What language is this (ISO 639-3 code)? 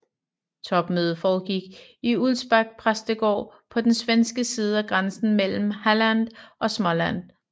dan